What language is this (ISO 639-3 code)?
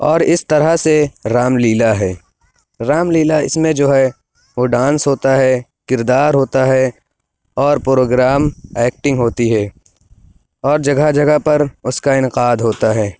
urd